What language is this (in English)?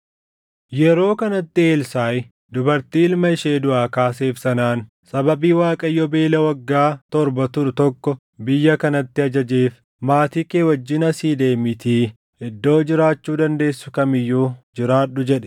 Oromo